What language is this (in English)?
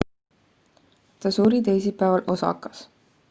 Estonian